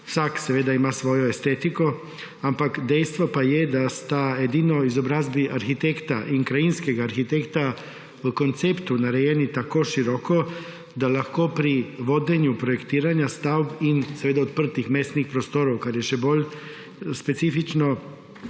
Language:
Slovenian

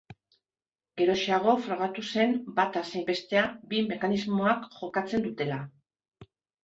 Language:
Basque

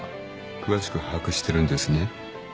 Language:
Japanese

